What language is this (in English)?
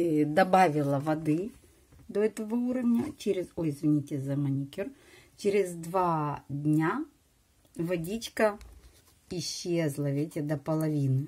Russian